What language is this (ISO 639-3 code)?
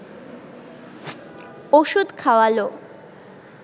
ben